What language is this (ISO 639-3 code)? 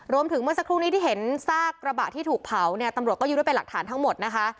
tha